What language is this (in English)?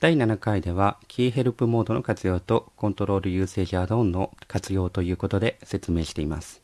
Japanese